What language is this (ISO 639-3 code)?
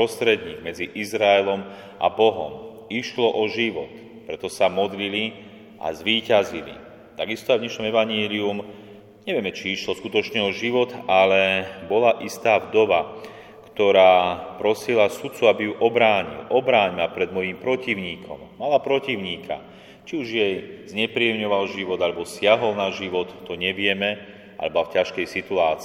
slk